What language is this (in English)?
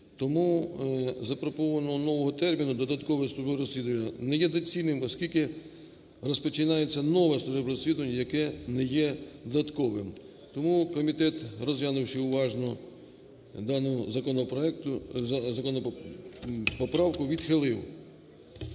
Ukrainian